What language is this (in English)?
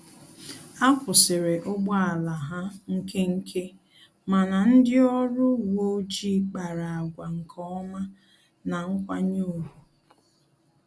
Igbo